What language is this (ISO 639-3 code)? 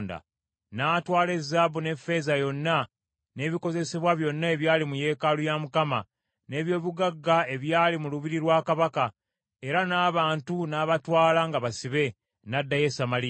lug